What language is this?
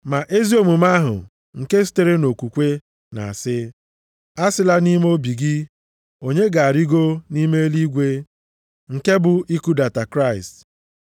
Igbo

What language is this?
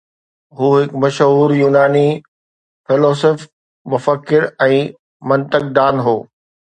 Sindhi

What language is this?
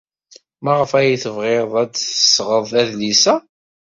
Kabyle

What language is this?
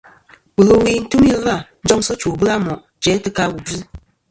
Kom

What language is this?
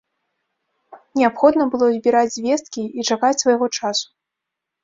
Belarusian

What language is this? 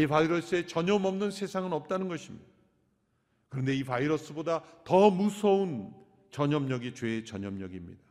Korean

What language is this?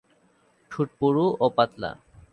Bangla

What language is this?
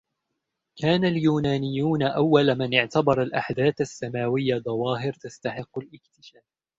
Arabic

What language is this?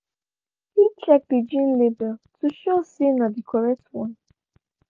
Nigerian Pidgin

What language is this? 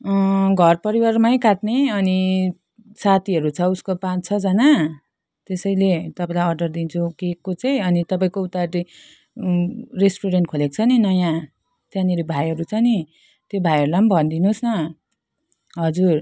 Nepali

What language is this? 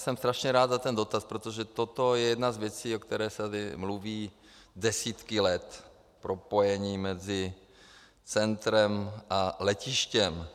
Czech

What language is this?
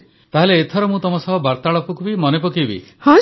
Odia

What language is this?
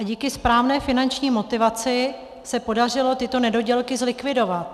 Czech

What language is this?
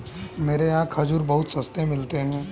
Hindi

